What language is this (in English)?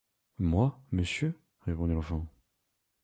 French